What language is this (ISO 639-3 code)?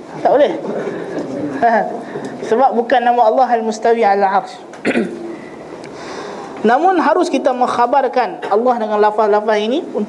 msa